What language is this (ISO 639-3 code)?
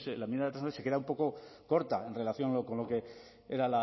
spa